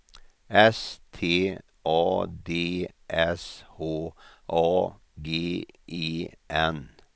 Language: Swedish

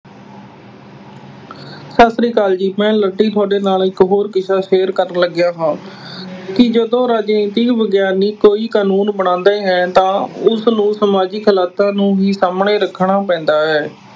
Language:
Punjabi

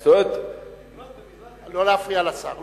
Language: Hebrew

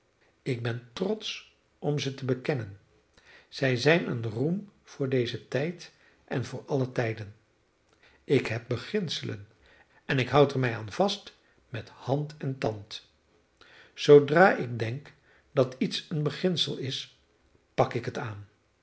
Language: Dutch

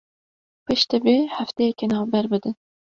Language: Kurdish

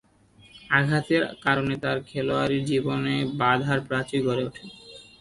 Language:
Bangla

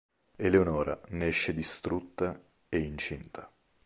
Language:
Italian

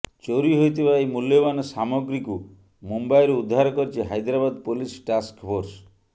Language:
Odia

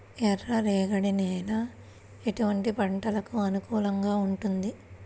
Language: Telugu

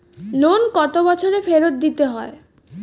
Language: Bangla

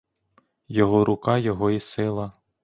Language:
Ukrainian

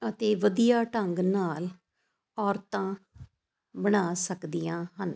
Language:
Punjabi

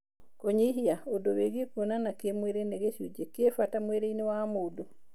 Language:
Kikuyu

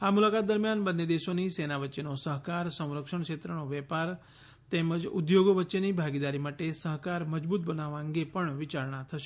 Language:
Gujarati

